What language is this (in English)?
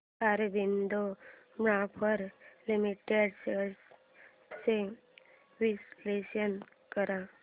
Marathi